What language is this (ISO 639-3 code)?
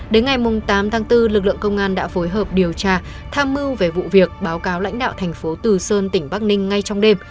vie